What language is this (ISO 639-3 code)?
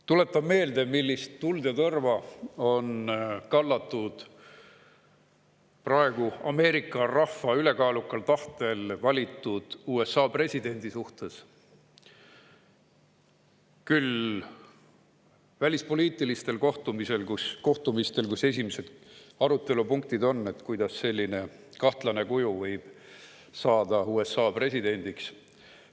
est